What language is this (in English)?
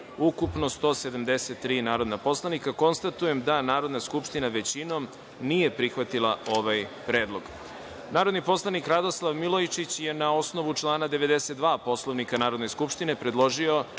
Serbian